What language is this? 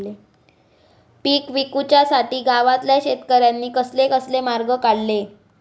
Marathi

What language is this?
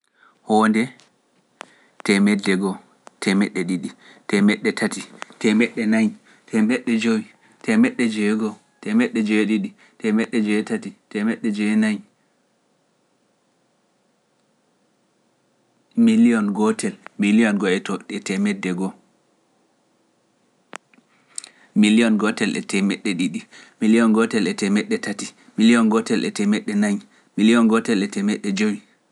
Pular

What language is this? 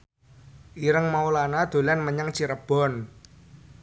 Javanese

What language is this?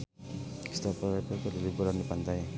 Sundanese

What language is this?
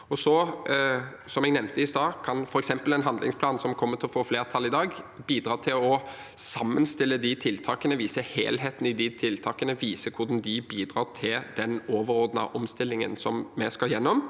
Norwegian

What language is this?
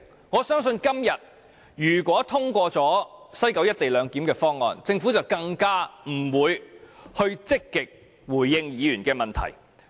Cantonese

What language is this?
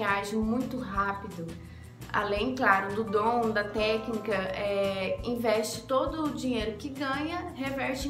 Portuguese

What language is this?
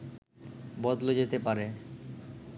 Bangla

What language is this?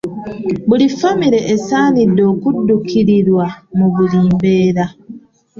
Ganda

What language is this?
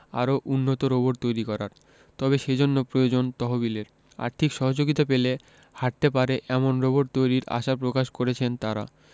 Bangla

